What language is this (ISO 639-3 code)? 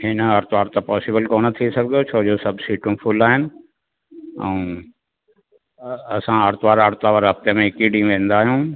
snd